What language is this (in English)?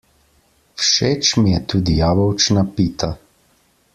Slovenian